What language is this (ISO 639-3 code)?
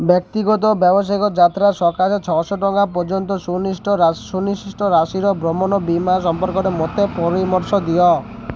ori